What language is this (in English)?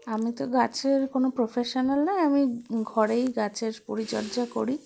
Bangla